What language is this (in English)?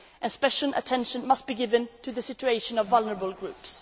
English